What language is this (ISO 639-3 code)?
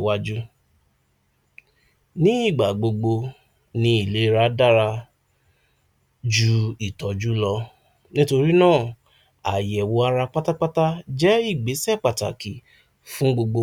yor